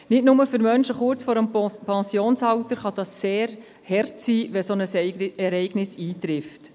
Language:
Swiss German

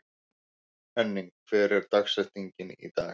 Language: Icelandic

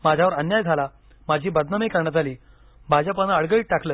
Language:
Marathi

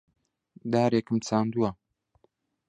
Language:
Central Kurdish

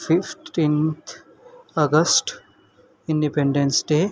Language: Nepali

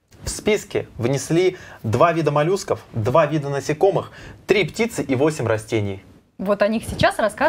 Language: Russian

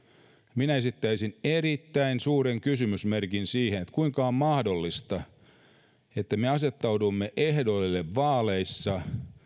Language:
Finnish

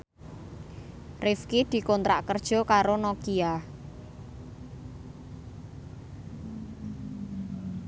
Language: Javanese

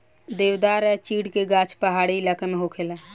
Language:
Bhojpuri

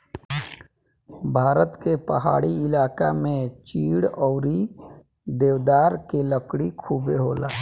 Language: Bhojpuri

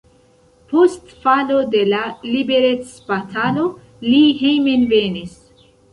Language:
Esperanto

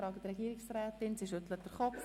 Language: Swiss German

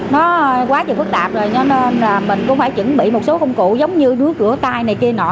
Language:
Vietnamese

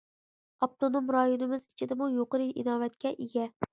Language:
Uyghur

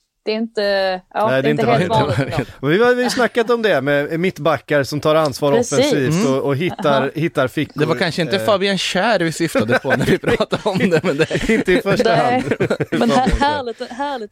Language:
Swedish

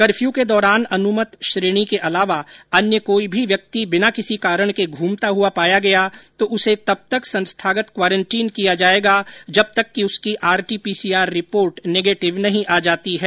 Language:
Hindi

